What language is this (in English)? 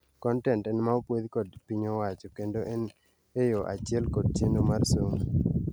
Luo (Kenya and Tanzania)